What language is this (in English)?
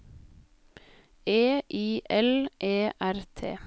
Norwegian